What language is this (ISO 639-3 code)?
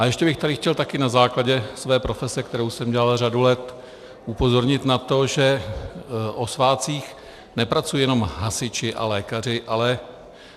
ces